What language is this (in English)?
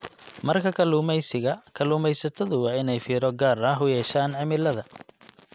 Somali